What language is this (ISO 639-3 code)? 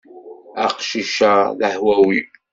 kab